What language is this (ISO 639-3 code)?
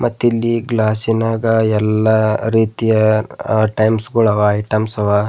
kan